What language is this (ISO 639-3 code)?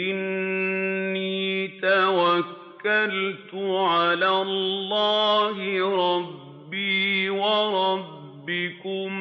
ara